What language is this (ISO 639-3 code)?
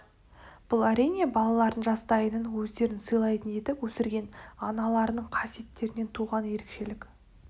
kaz